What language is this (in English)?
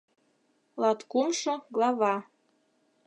Mari